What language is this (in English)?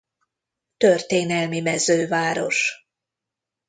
Hungarian